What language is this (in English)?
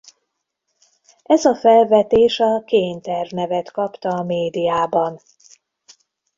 Hungarian